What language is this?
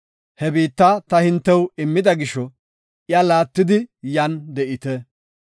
Gofa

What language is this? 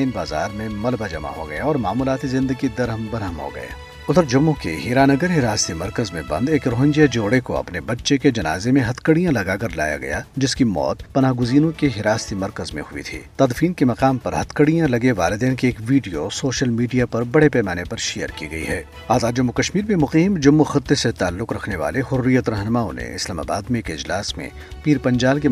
Urdu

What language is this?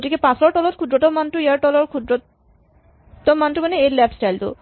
Assamese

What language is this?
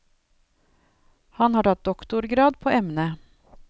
Norwegian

